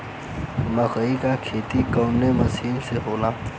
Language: Bhojpuri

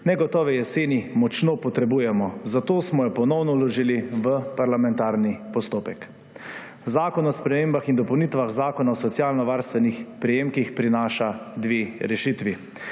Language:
Slovenian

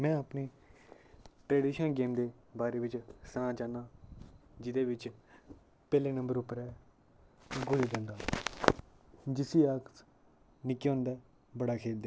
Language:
Dogri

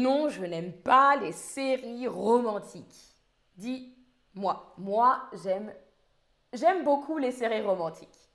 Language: French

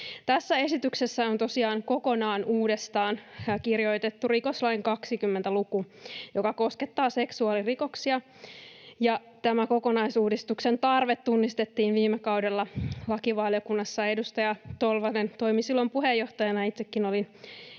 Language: Finnish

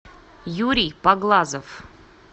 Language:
Russian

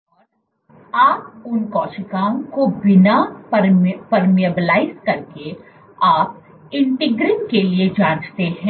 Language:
Hindi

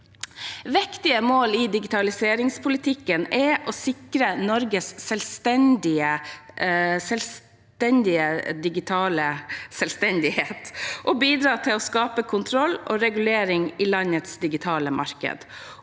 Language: Norwegian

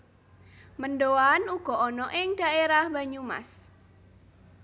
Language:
Javanese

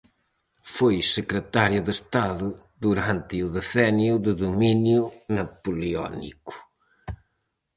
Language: Galician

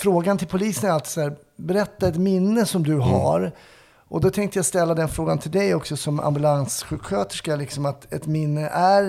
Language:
Swedish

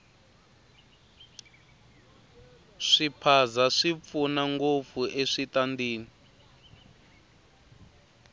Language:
Tsonga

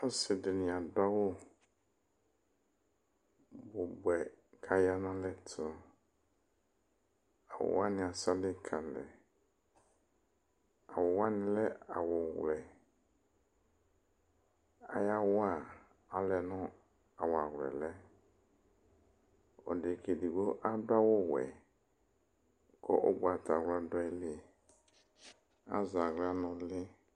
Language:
Ikposo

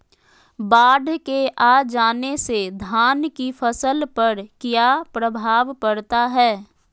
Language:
Magahi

